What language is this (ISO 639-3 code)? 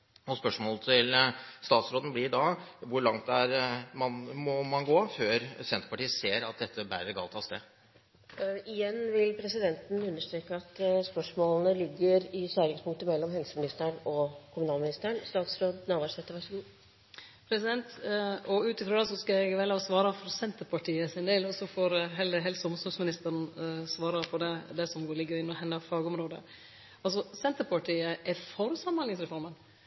nor